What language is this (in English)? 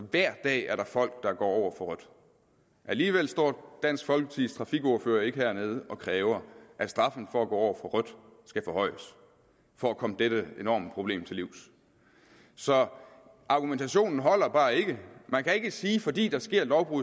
Danish